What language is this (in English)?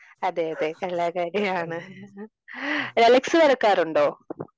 Malayalam